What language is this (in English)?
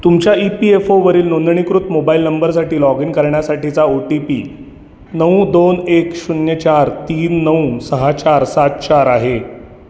Marathi